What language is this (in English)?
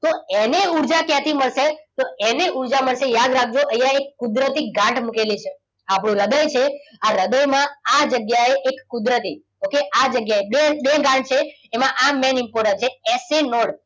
Gujarati